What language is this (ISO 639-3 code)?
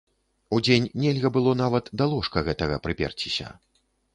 bel